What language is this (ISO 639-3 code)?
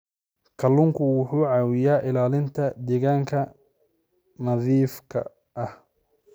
som